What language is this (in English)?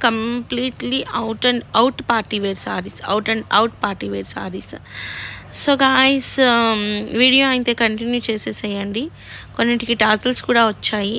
Telugu